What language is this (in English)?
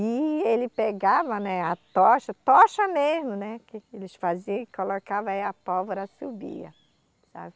Portuguese